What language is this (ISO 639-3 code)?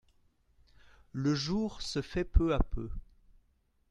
fra